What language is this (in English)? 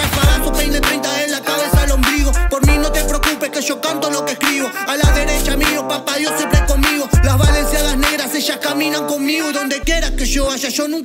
Spanish